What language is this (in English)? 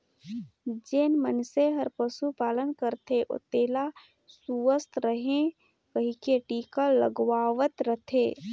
Chhattisgarhi